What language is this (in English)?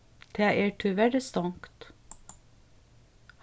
Faroese